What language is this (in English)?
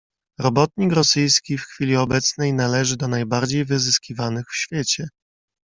Polish